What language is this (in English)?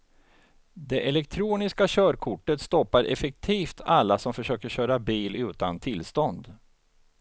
Swedish